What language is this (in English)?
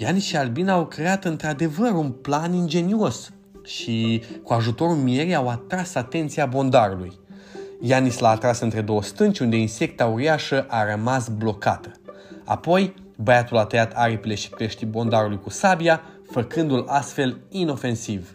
Romanian